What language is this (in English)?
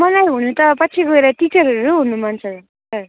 Nepali